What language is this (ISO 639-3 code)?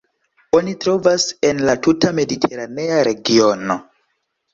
epo